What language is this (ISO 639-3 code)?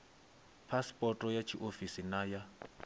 ven